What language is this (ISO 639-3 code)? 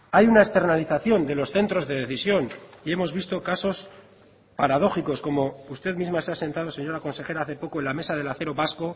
spa